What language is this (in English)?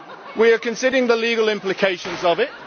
English